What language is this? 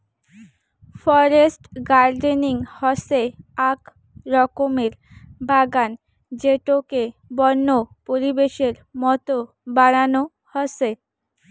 Bangla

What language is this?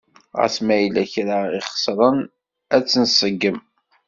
Kabyle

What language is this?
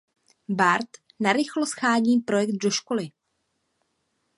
Czech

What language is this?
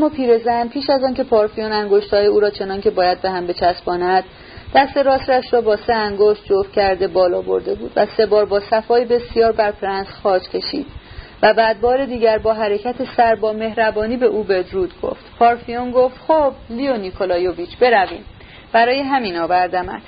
Persian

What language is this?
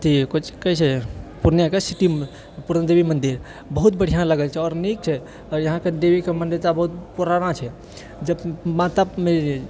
Maithili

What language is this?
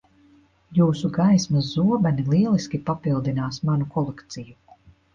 Latvian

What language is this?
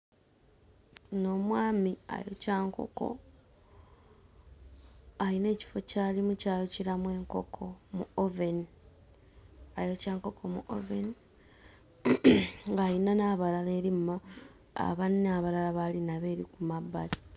Ganda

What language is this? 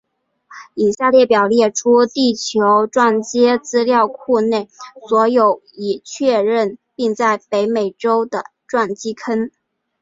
Chinese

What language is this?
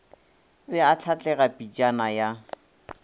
Northern Sotho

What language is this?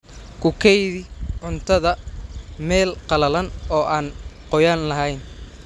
Somali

